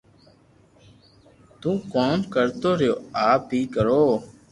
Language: Loarki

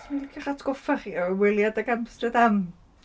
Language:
Welsh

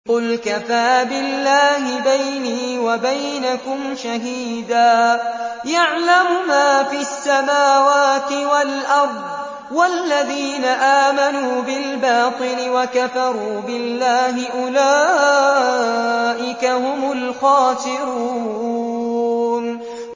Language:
Arabic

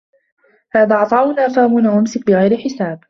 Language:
Arabic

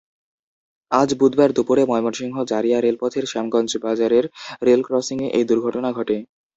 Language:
Bangla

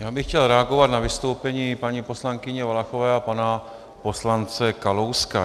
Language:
Czech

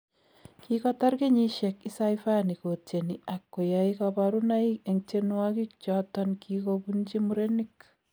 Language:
Kalenjin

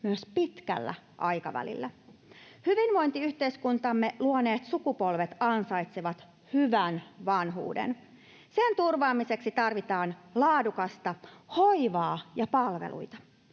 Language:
Finnish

